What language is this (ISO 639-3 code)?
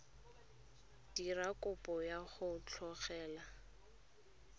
tsn